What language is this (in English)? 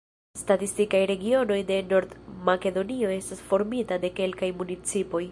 Esperanto